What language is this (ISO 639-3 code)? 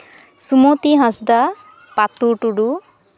sat